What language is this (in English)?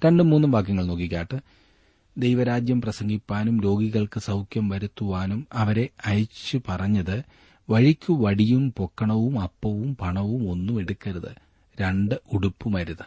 Malayalam